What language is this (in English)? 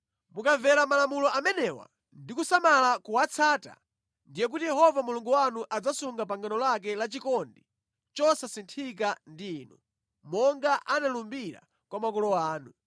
Nyanja